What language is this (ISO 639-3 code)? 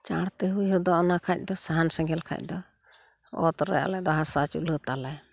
sat